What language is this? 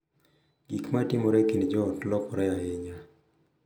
Luo (Kenya and Tanzania)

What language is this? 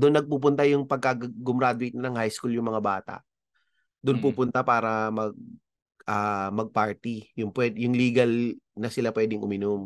Filipino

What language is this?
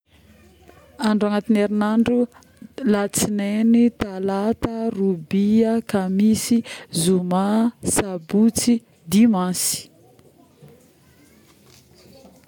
Northern Betsimisaraka Malagasy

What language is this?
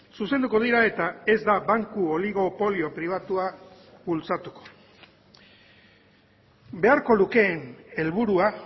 Basque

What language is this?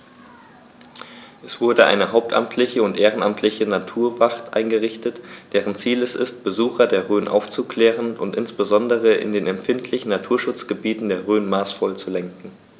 German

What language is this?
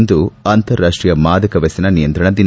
Kannada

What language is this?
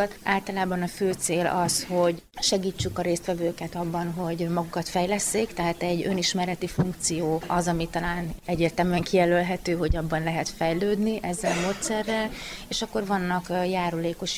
Hungarian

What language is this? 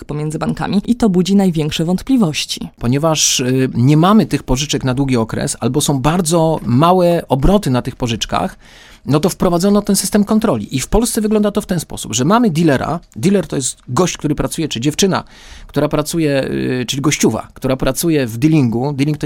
Polish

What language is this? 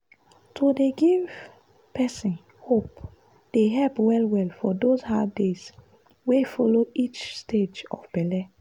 Nigerian Pidgin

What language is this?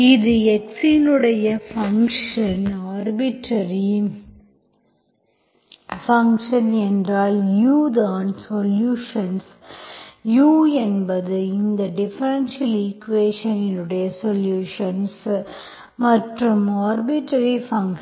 Tamil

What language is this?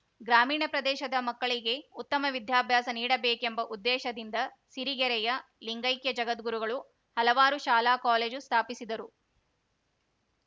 Kannada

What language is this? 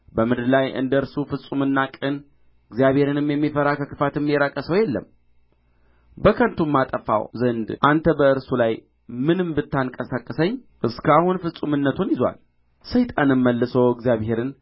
Amharic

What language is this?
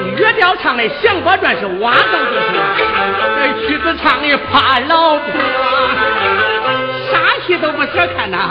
Chinese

